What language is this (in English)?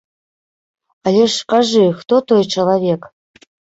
Belarusian